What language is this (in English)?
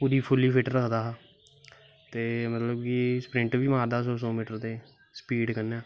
Dogri